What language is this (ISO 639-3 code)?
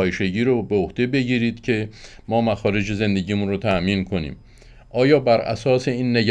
fas